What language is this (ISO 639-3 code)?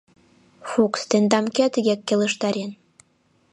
chm